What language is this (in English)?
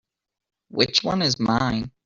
English